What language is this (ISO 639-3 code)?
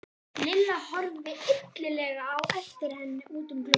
isl